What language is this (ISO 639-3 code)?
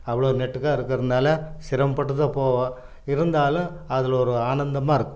tam